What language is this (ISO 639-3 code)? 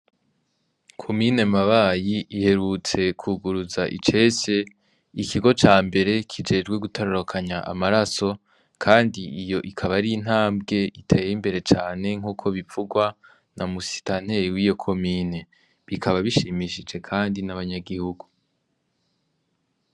run